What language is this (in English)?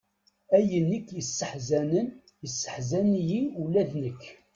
Kabyle